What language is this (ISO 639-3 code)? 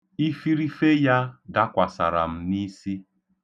ibo